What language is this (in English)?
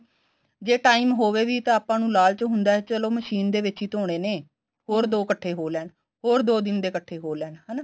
Punjabi